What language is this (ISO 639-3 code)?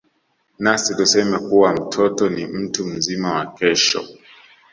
swa